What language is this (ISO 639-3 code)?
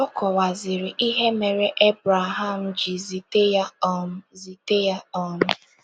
ibo